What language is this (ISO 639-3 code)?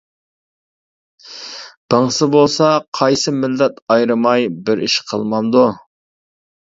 uig